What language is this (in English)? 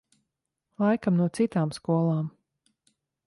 Latvian